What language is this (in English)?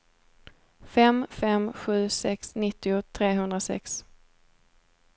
Swedish